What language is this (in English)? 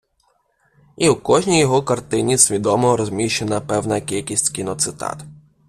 Ukrainian